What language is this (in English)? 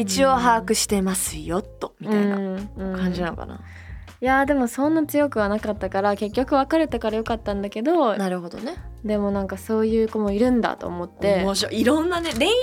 Japanese